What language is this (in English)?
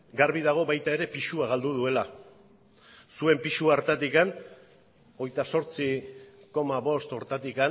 Basque